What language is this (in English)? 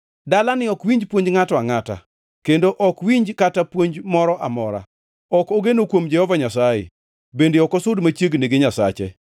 Luo (Kenya and Tanzania)